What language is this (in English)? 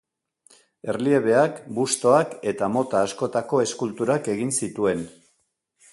Basque